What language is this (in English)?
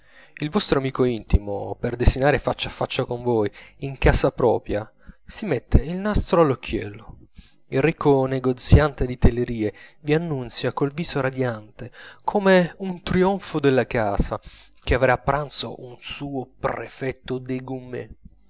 Italian